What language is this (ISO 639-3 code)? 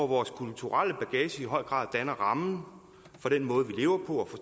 dan